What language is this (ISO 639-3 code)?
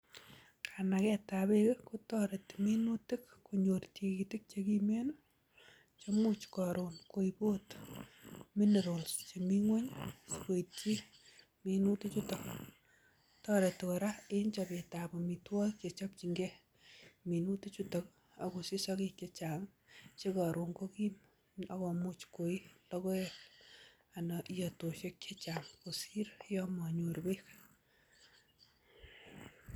kln